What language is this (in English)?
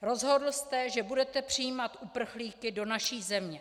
Czech